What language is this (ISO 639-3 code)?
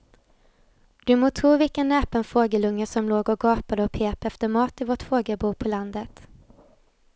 swe